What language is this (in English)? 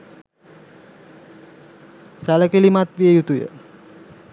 Sinhala